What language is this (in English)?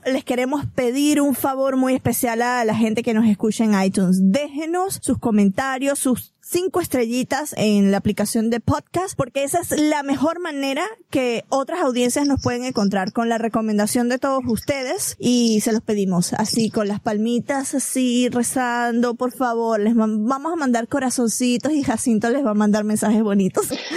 Spanish